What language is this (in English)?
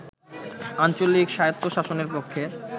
Bangla